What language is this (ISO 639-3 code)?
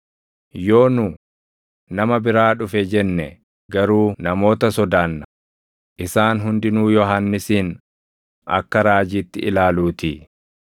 orm